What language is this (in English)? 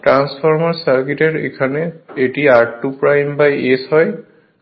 Bangla